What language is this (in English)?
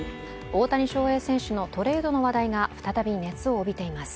Japanese